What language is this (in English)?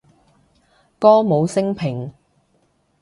Cantonese